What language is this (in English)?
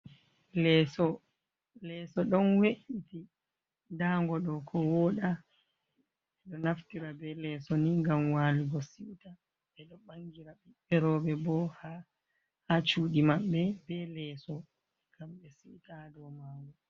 Fula